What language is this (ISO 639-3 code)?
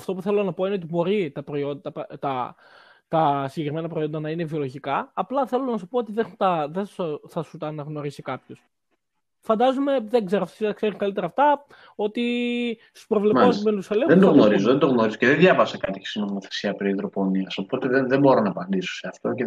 ell